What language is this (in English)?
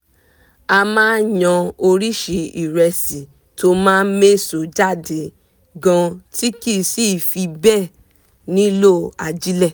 Yoruba